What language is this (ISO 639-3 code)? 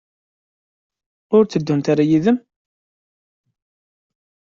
kab